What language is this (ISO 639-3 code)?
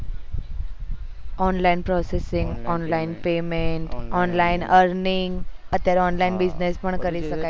guj